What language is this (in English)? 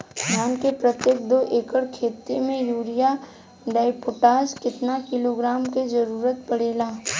Bhojpuri